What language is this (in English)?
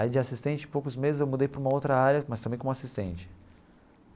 Portuguese